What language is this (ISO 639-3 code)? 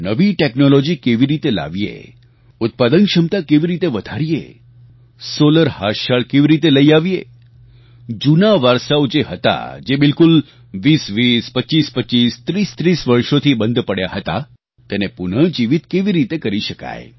guj